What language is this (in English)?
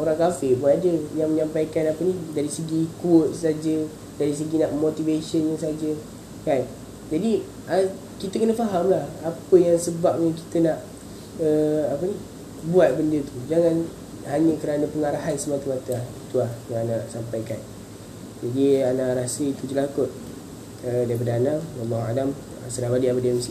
Malay